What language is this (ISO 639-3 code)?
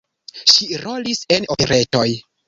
epo